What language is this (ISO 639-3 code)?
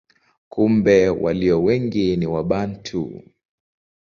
swa